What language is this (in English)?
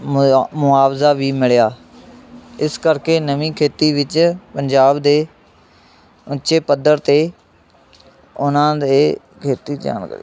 Punjabi